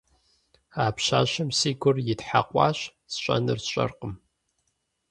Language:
Kabardian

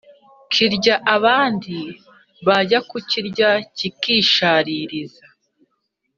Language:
Kinyarwanda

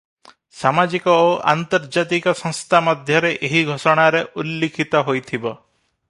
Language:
Odia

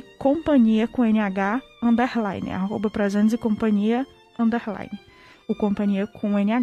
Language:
Portuguese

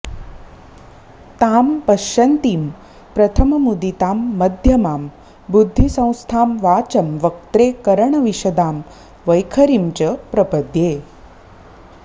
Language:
Sanskrit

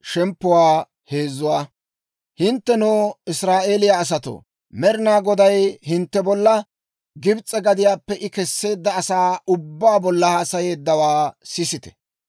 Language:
Dawro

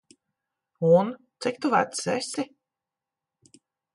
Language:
Latvian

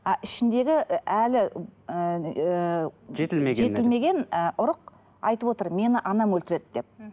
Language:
Kazakh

